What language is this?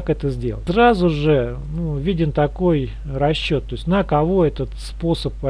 Russian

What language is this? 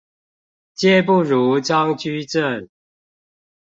Chinese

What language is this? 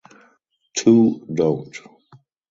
English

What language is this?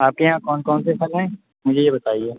Urdu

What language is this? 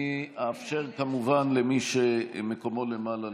Hebrew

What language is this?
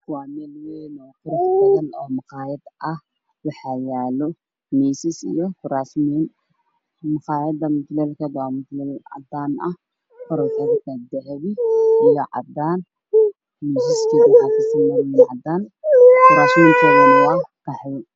Somali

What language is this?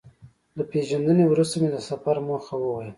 Pashto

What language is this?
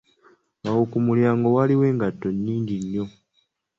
Ganda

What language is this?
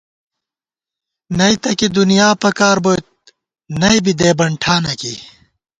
Gawar-Bati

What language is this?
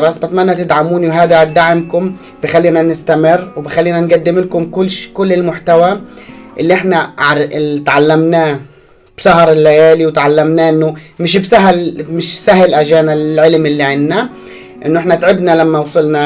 Arabic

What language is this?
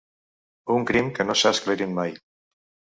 Catalan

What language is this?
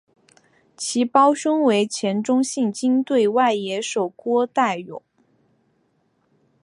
Chinese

